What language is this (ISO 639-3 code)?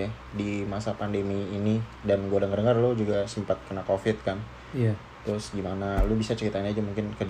ind